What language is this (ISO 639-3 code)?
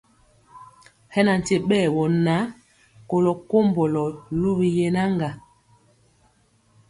mcx